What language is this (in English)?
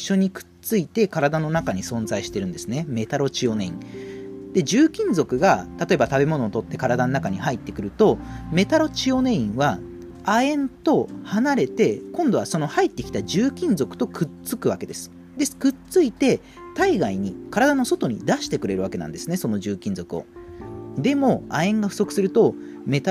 Japanese